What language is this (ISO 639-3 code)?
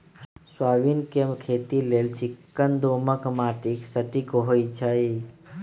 mag